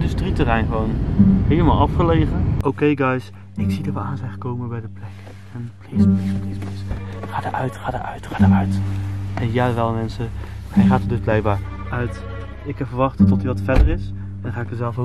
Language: Dutch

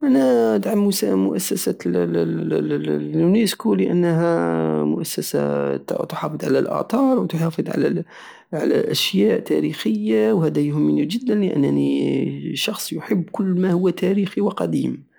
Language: Algerian Saharan Arabic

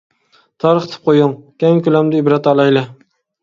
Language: Uyghur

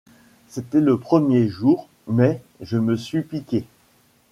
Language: French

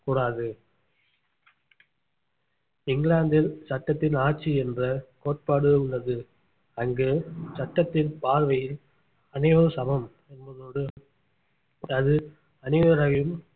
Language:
Tamil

